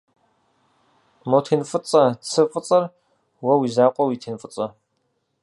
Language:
Kabardian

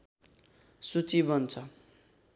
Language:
Nepali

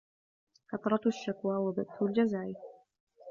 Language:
Arabic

